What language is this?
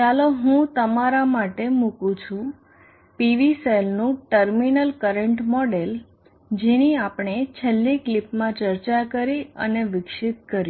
Gujarati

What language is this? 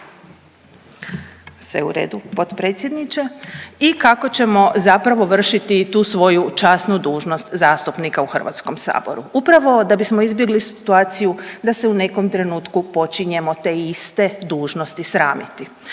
Croatian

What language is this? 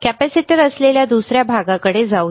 Marathi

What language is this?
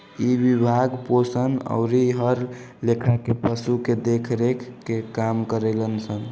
Bhojpuri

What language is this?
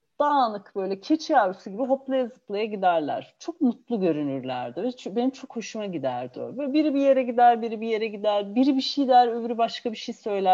Turkish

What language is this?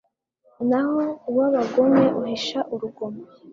Kinyarwanda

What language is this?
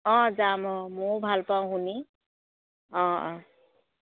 Assamese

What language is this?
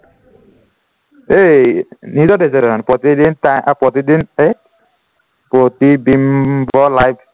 Assamese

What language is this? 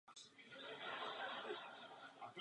Czech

